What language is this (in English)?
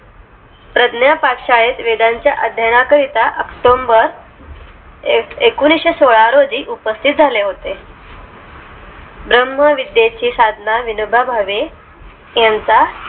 Marathi